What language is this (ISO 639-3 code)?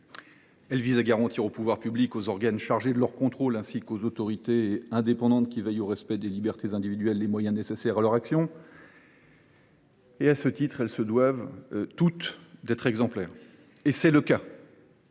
fra